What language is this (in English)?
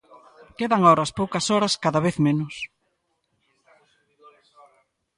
Galician